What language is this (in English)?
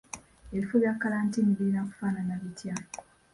Ganda